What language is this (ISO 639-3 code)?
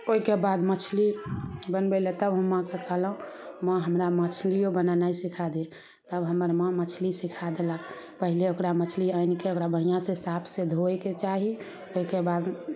mai